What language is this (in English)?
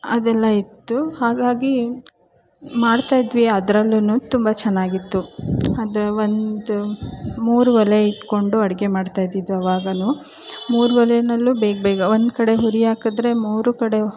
Kannada